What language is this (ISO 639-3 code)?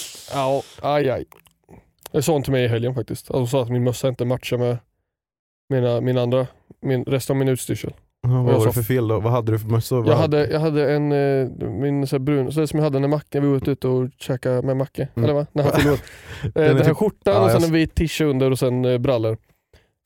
swe